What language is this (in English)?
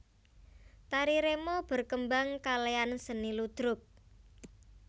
Javanese